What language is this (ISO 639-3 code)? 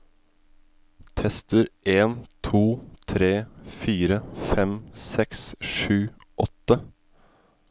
nor